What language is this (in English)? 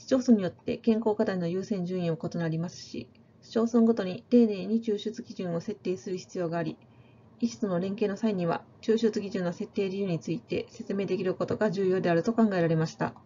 Japanese